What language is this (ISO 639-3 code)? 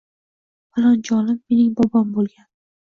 uzb